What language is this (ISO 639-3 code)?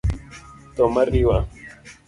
luo